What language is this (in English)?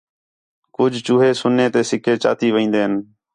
Khetrani